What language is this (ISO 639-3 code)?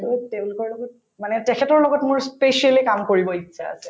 asm